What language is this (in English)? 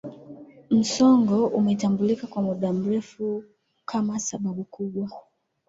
Swahili